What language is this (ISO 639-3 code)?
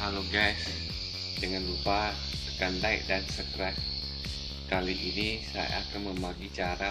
ind